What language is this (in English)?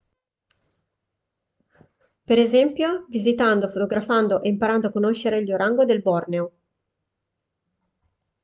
Italian